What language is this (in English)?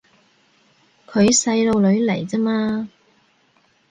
Cantonese